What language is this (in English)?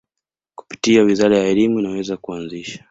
Swahili